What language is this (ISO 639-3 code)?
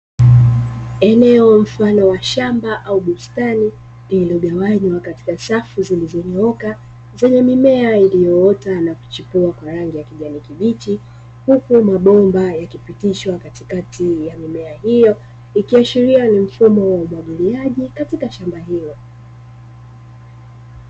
swa